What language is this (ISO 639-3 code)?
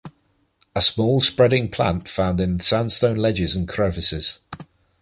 eng